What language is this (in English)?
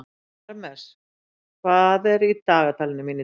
Icelandic